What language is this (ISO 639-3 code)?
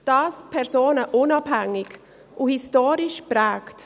gsw